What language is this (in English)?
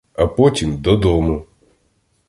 Ukrainian